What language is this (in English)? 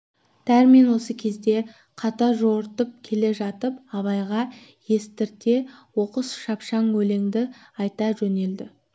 Kazakh